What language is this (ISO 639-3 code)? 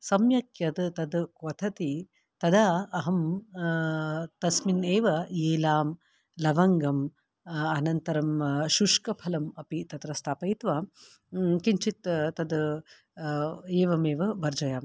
san